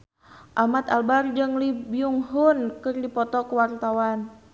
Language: Sundanese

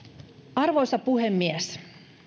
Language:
Finnish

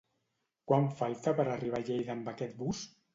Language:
Catalan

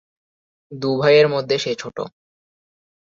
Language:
Bangla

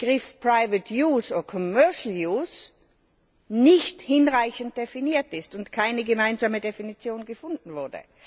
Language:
German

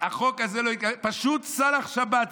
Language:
Hebrew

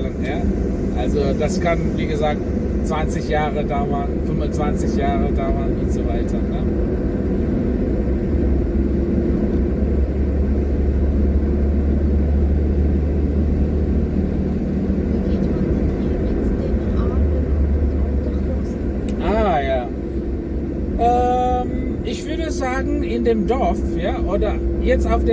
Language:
German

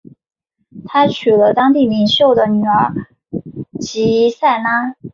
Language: Chinese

